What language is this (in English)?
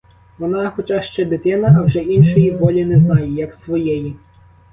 Ukrainian